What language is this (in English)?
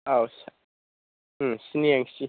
Bodo